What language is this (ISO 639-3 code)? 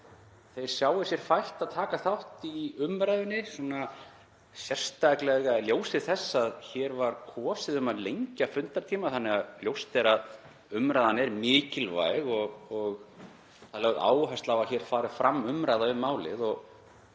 isl